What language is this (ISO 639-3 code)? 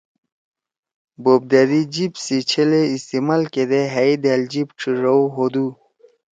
trw